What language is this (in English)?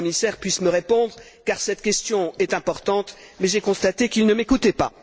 French